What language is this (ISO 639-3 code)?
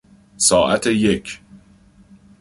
fas